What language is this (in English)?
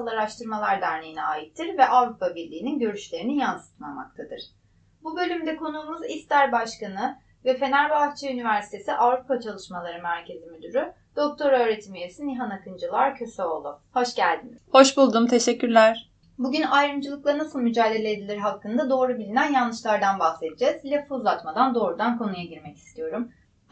Turkish